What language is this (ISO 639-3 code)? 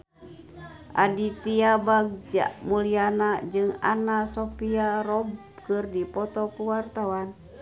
sun